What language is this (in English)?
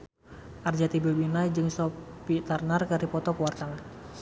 Sundanese